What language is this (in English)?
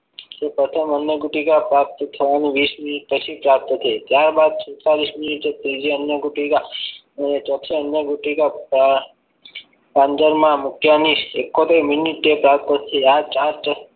Gujarati